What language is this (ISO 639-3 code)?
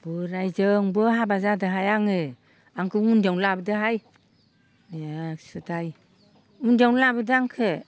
brx